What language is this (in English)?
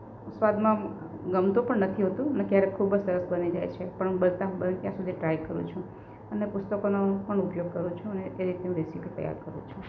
Gujarati